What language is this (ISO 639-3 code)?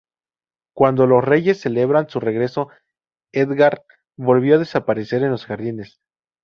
spa